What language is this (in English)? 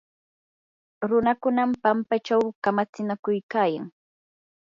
Yanahuanca Pasco Quechua